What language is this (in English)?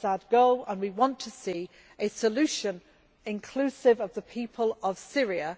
English